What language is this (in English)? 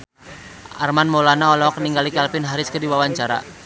Sundanese